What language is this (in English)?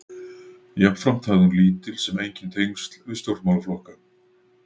Icelandic